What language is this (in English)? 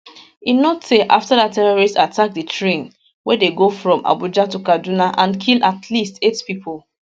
Nigerian Pidgin